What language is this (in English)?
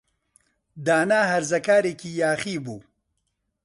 Central Kurdish